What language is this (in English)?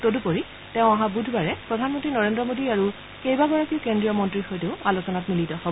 Assamese